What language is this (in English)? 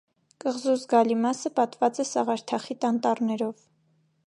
Armenian